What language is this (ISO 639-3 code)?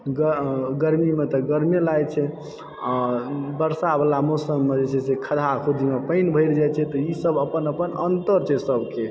mai